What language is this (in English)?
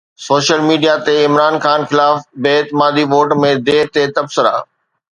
Sindhi